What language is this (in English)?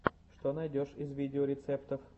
Russian